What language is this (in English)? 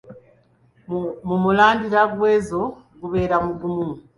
Ganda